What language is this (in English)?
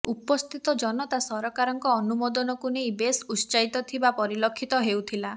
Odia